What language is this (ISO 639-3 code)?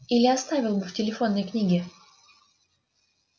rus